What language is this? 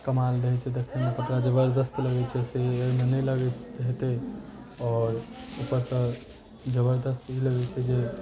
Maithili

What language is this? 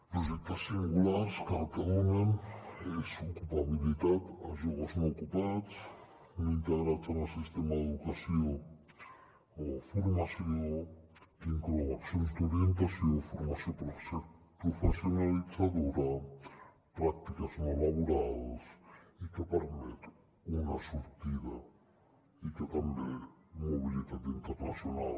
Catalan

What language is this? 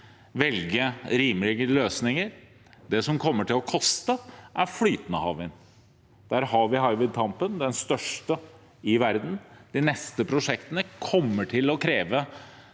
Norwegian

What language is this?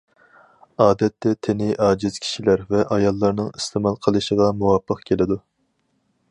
Uyghur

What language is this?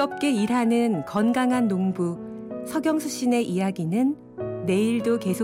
Korean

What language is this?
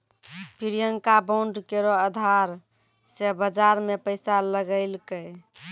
Maithili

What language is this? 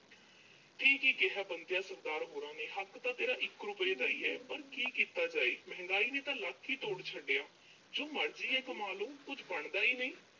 Punjabi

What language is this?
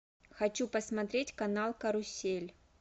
Russian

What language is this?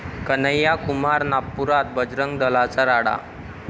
Marathi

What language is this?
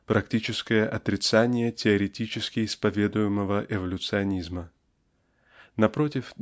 Russian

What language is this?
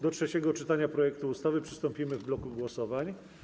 Polish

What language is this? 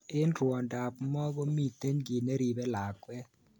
Kalenjin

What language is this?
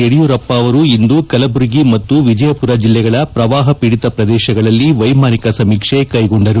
Kannada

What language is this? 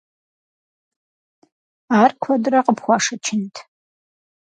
Kabardian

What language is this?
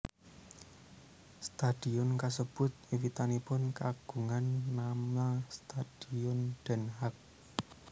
Javanese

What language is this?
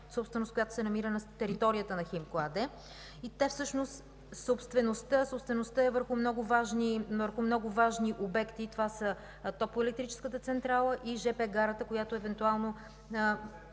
Bulgarian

